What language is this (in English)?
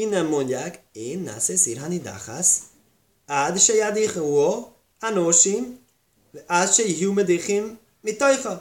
Hungarian